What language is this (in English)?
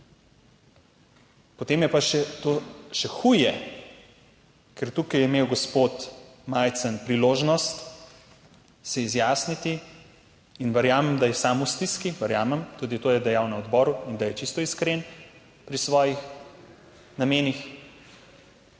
Slovenian